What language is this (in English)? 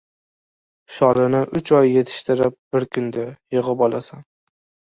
Uzbek